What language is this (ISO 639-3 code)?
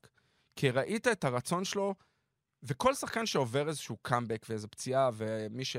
heb